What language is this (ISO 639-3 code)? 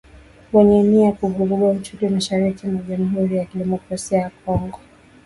swa